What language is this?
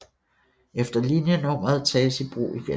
Danish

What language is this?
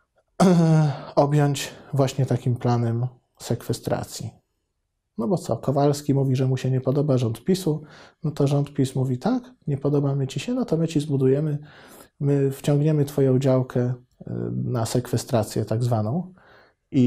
Polish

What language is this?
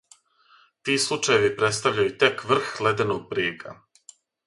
Serbian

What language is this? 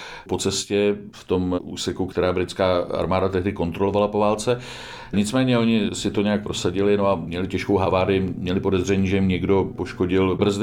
Czech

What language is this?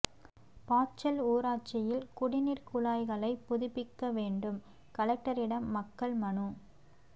Tamil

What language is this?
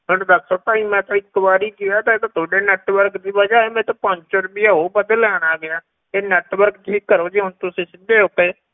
Punjabi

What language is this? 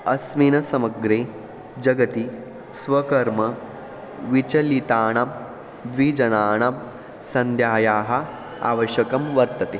Sanskrit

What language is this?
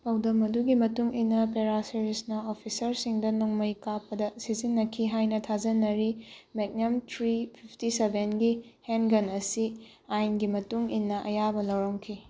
Manipuri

